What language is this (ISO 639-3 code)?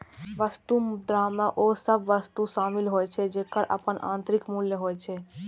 mai